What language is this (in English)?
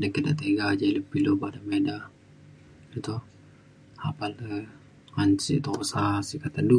Mainstream Kenyah